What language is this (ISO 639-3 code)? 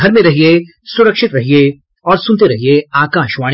hin